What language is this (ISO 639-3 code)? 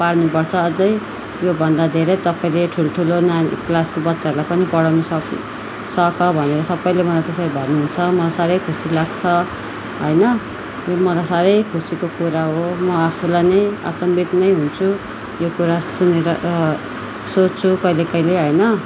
nep